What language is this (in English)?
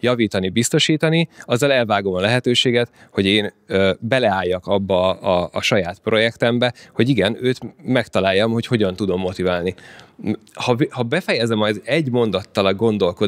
Hungarian